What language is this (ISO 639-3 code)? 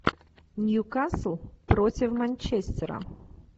rus